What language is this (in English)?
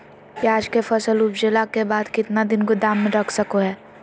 Magahi